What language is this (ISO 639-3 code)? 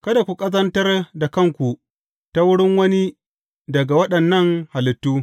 hau